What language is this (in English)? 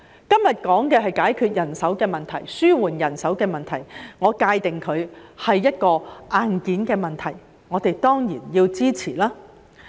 Cantonese